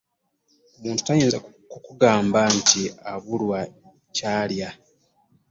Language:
Ganda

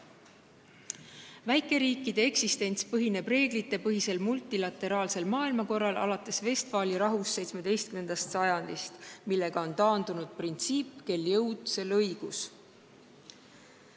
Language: Estonian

